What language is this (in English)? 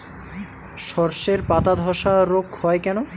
Bangla